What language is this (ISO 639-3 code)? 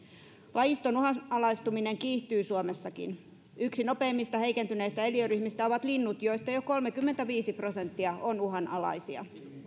fin